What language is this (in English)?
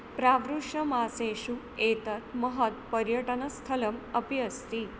Sanskrit